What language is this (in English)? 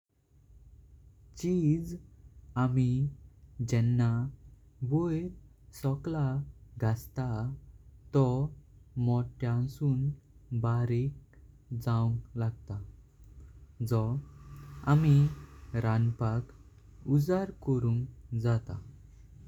Konkani